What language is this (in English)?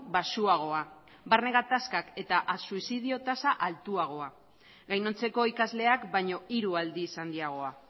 Basque